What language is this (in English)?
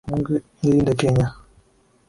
Swahili